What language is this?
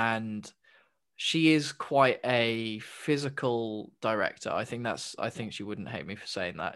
English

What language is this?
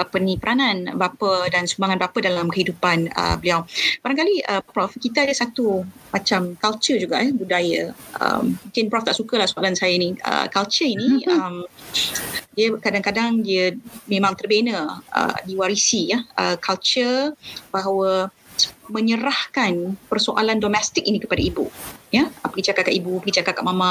Malay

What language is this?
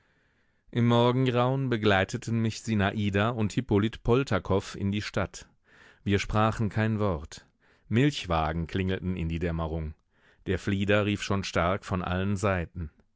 German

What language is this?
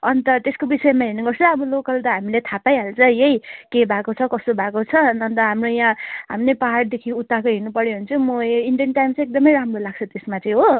Nepali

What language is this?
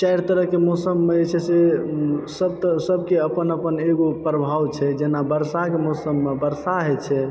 Maithili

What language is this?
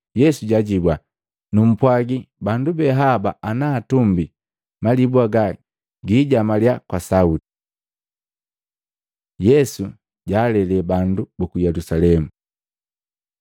Matengo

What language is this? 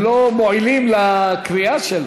Hebrew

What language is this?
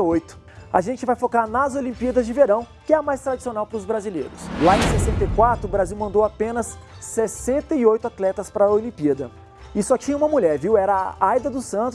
Portuguese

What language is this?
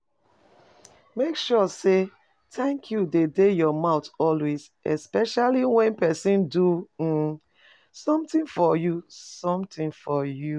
Nigerian Pidgin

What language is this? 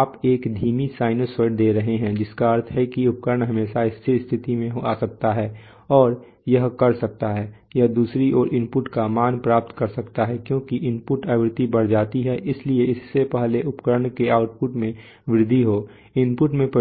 Hindi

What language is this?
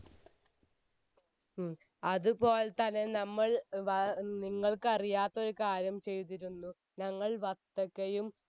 Malayalam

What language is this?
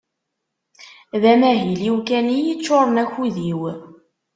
Kabyle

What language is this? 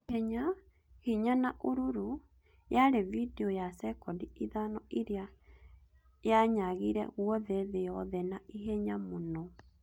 Kikuyu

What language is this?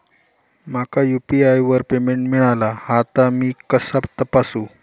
Marathi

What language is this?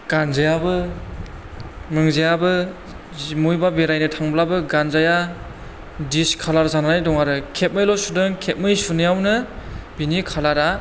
Bodo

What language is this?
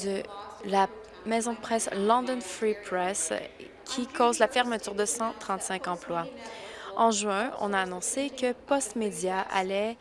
French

